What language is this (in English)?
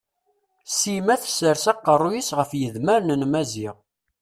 Kabyle